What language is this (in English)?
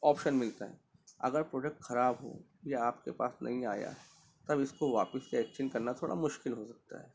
Urdu